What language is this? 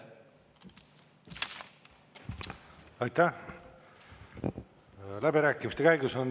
Estonian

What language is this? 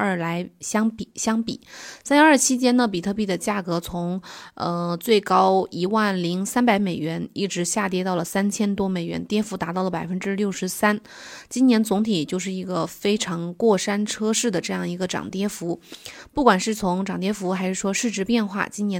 Chinese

